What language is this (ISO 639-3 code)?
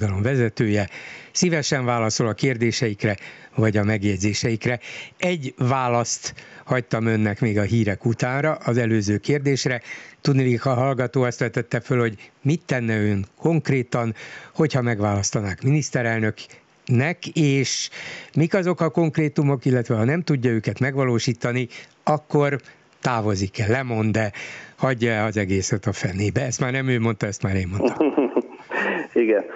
hun